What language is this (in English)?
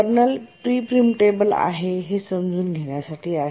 Marathi